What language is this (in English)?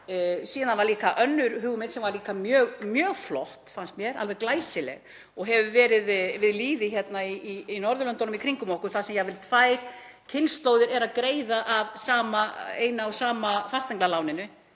Icelandic